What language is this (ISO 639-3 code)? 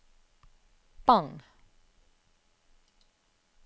nor